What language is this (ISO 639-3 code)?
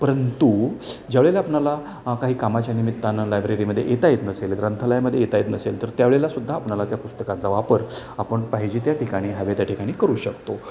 mar